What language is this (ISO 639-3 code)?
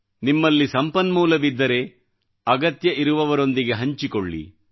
kan